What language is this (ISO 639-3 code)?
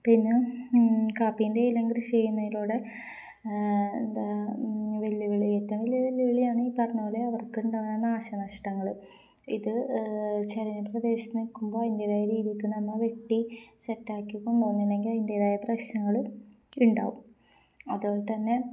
mal